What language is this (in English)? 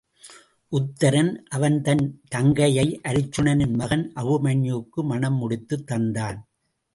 Tamil